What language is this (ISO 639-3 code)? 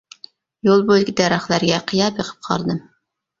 uig